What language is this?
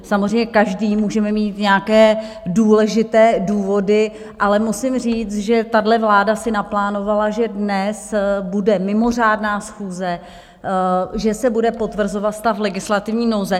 Czech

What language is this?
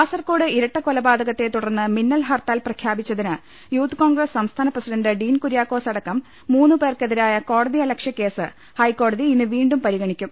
Malayalam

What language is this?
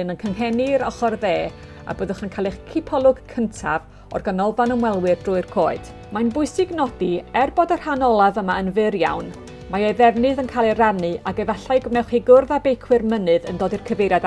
Welsh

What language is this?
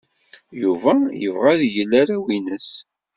Kabyle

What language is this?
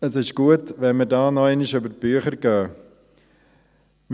Swiss German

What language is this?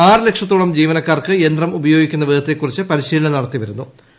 Malayalam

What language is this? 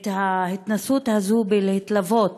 Hebrew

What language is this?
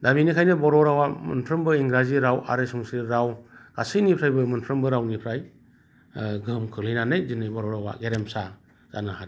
Bodo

